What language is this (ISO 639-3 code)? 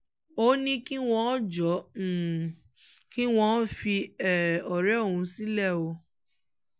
yor